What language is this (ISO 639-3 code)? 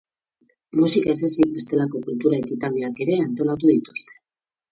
eus